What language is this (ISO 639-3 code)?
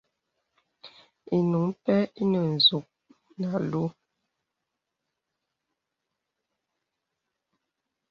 beb